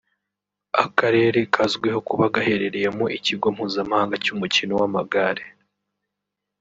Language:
Kinyarwanda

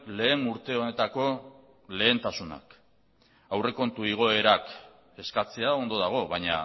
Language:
Basque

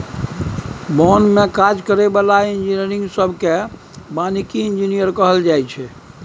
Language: Maithili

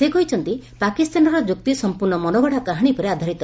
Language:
Odia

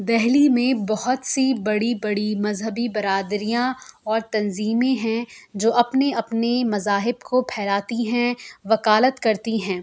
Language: Urdu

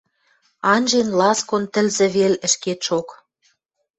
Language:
Western Mari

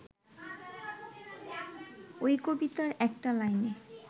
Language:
Bangla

